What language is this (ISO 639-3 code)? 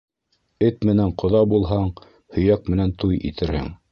bak